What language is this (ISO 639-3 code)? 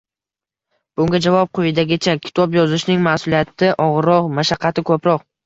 uzb